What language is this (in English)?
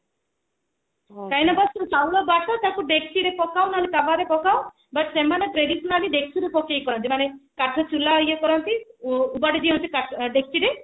Odia